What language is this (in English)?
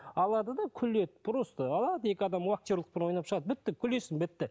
Kazakh